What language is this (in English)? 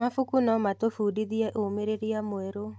Kikuyu